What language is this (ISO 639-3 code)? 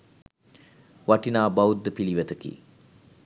sin